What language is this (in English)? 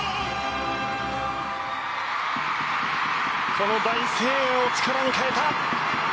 Japanese